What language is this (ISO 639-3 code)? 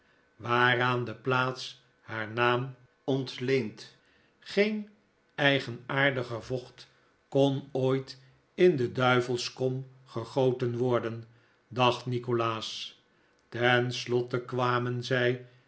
nld